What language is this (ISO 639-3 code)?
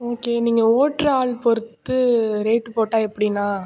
tam